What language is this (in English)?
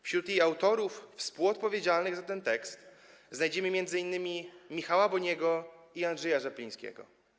Polish